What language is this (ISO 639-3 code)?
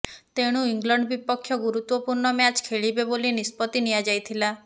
ori